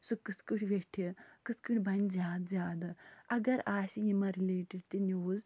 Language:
Kashmiri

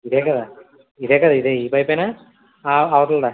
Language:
Telugu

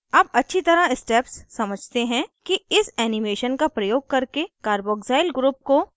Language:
Hindi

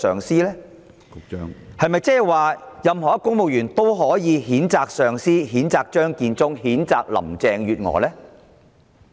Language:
Cantonese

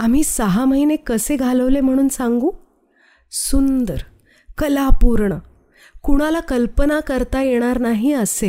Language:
Marathi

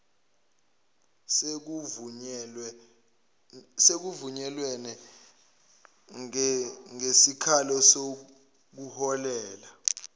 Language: Zulu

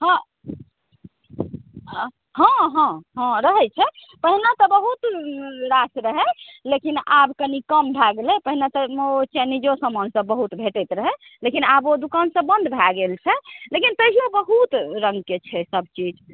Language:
Maithili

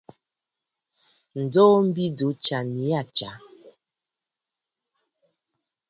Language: Bafut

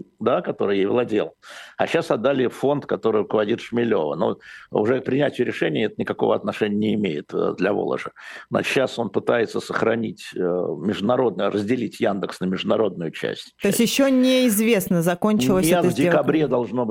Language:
Russian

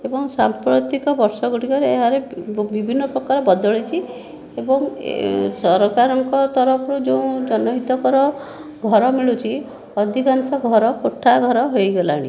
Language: Odia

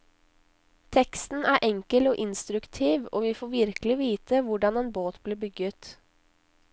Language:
Norwegian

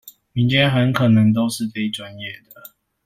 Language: Chinese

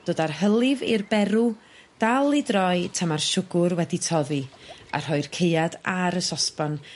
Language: Welsh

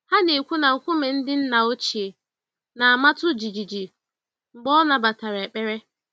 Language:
Igbo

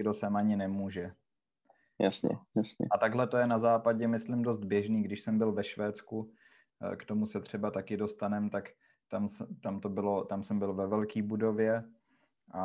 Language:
Czech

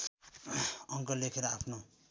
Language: Nepali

